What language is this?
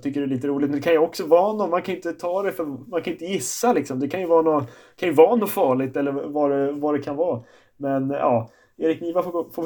Swedish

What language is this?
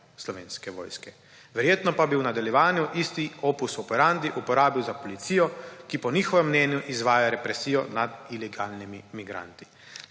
Slovenian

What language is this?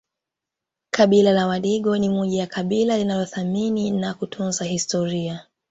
Swahili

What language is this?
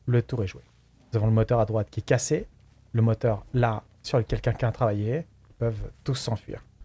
French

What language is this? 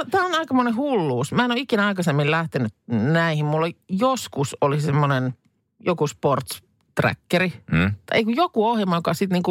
Finnish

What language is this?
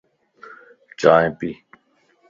Lasi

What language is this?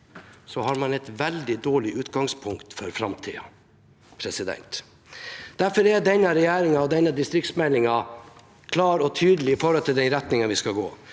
Norwegian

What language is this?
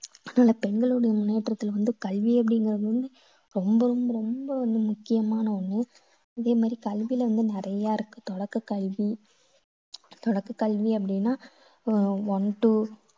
Tamil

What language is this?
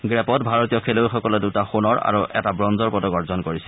Assamese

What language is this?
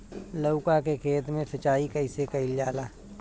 Bhojpuri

